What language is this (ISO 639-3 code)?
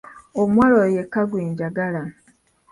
lug